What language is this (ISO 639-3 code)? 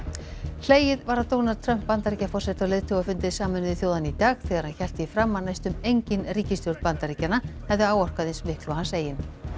isl